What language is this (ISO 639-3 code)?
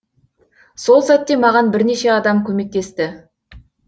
kaz